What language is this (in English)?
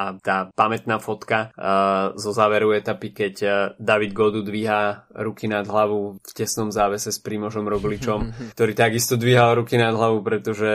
Slovak